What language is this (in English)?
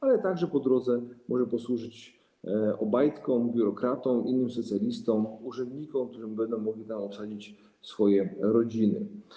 Polish